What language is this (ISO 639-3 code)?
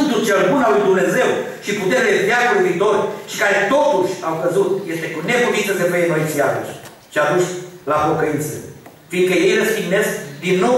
ron